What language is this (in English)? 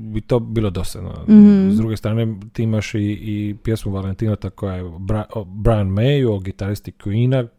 Croatian